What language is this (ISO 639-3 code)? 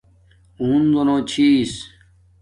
dmk